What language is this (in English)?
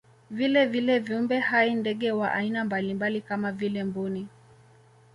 Swahili